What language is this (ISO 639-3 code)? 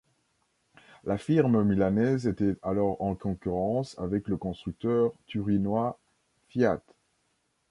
fra